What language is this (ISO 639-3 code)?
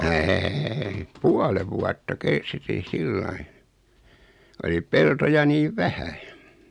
fin